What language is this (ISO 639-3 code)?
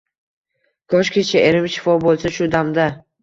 uzb